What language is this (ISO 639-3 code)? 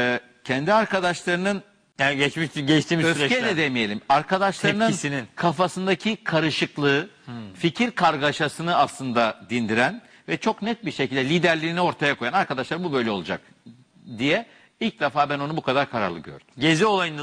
tur